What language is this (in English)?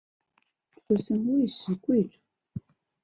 Chinese